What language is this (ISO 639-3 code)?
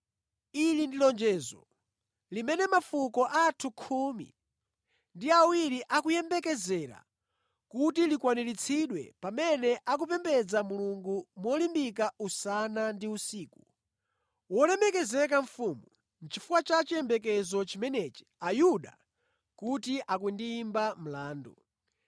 nya